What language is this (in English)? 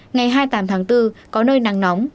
Vietnamese